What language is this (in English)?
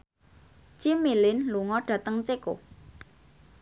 Javanese